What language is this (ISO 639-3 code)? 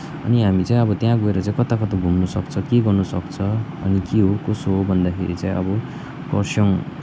nep